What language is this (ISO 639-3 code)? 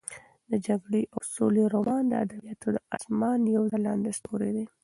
pus